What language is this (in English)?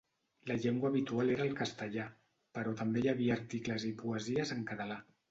Catalan